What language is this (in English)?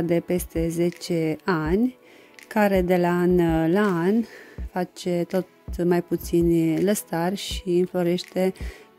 Romanian